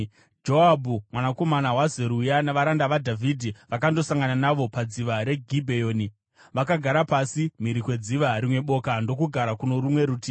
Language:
Shona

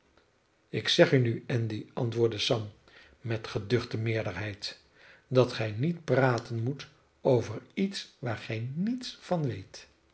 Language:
Dutch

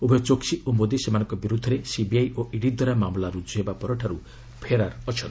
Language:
Odia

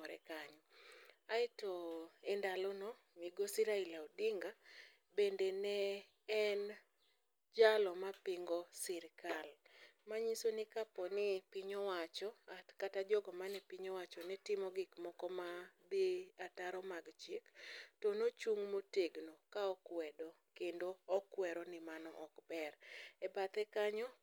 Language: Luo (Kenya and Tanzania)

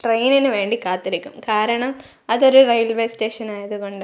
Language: Malayalam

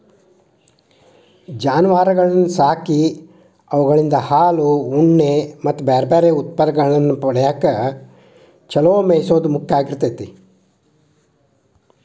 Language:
Kannada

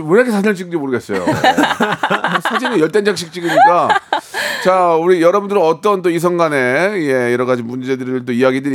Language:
Korean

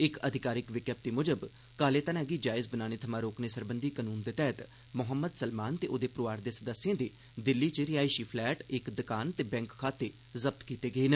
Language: Dogri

